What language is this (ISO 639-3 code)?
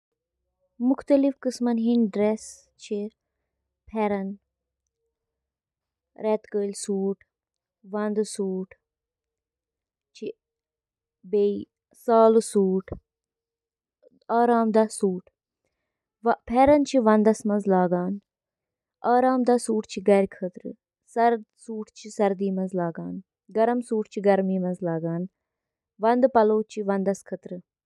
kas